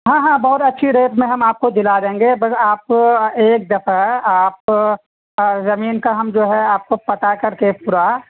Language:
Urdu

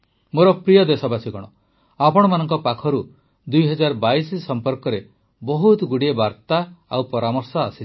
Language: Odia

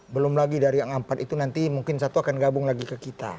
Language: Indonesian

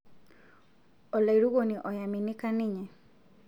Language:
Masai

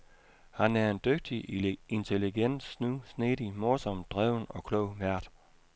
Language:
Danish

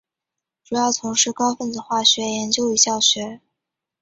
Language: Chinese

